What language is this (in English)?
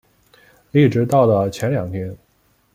Chinese